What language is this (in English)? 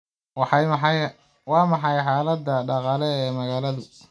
Somali